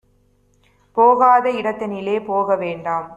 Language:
Tamil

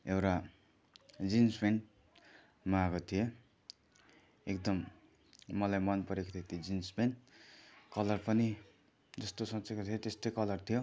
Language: Nepali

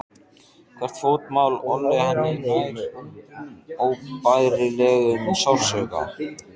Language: Icelandic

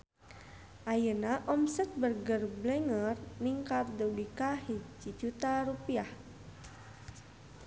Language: Sundanese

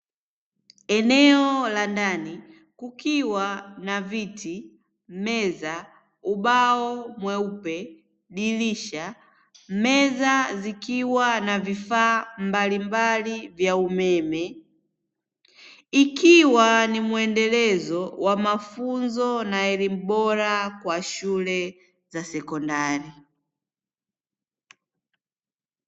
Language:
Swahili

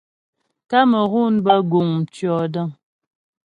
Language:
Ghomala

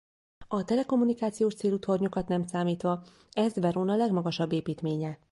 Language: Hungarian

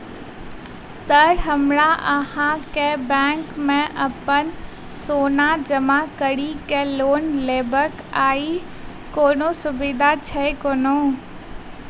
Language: Maithili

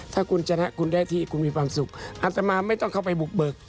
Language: Thai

